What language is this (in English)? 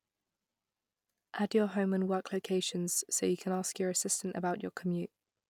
English